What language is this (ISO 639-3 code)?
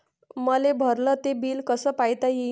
mar